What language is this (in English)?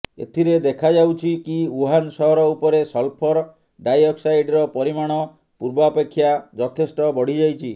Odia